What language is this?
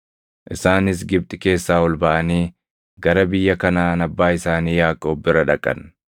Oromo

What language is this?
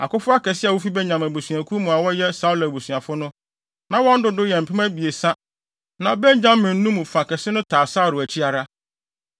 Akan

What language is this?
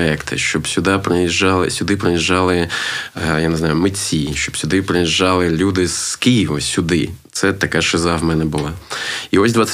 Ukrainian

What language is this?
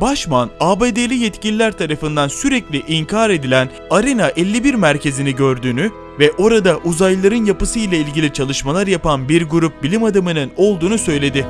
Turkish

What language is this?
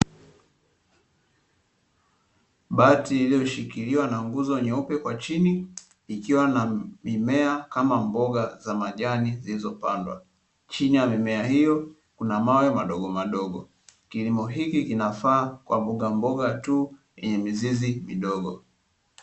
Swahili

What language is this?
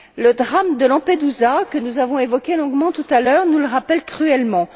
French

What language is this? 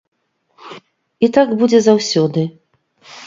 Belarusian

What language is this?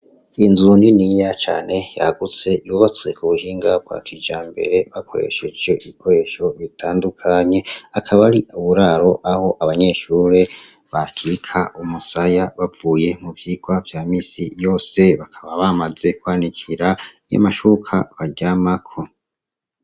Rundi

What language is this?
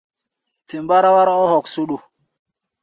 Gbaya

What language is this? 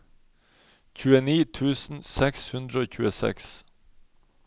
Norwegian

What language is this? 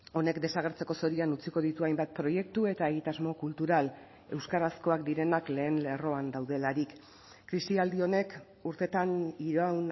Basque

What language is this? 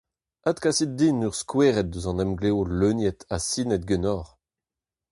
Breton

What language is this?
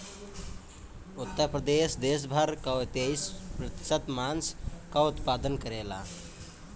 Bhojpuri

